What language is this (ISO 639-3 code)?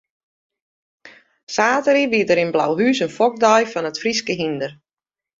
fry